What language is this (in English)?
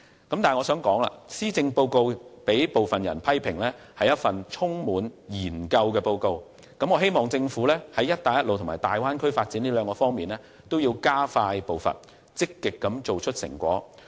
Cantonese